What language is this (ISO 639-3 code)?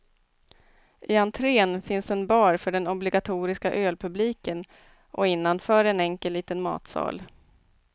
swe